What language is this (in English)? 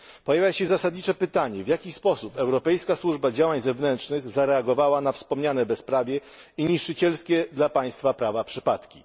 Polish